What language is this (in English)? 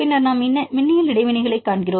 Tamil